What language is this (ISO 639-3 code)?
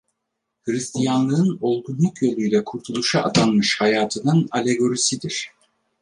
tur